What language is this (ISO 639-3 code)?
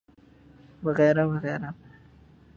urd